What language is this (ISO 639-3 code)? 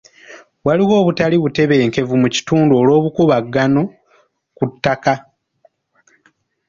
lug